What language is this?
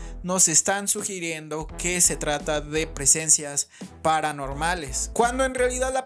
Spanish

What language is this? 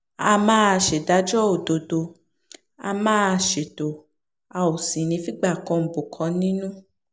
Yoruba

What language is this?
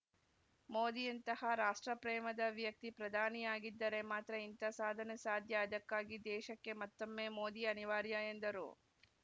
Kannada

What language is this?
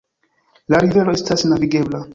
Esperanto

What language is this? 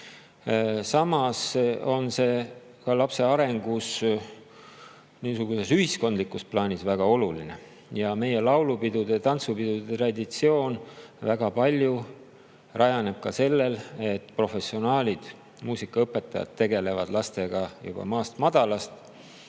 Estonian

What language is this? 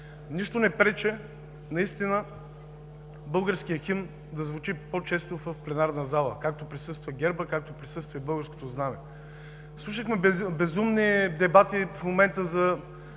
Bulgarian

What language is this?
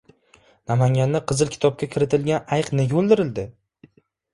Uzbek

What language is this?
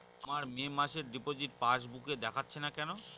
Bangla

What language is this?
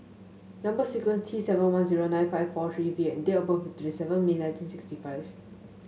English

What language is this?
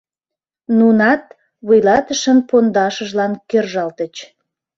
Mari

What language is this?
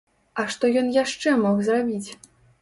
Belarusian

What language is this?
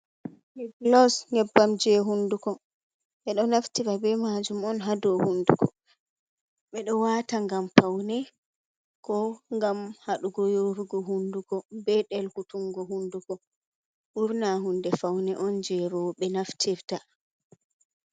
Fula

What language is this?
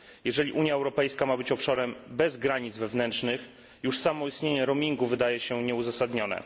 Polish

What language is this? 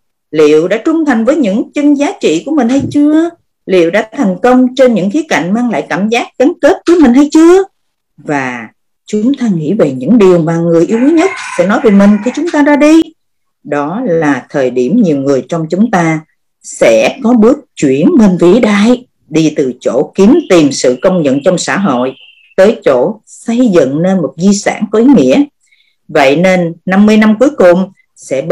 Vietnamese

